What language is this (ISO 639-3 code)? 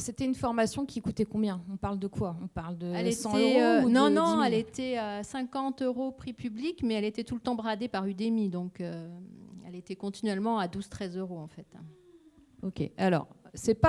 fra